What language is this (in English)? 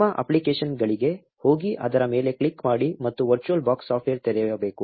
Kannada